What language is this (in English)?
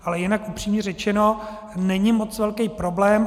Czech